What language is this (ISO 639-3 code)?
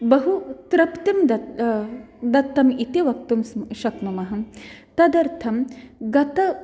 san